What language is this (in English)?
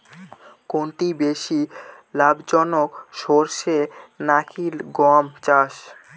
Bangla